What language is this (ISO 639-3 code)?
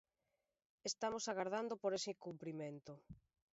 glg